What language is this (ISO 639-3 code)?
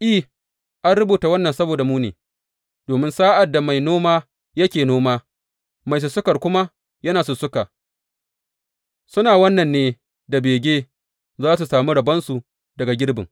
hau